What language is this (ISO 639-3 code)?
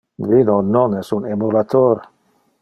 ina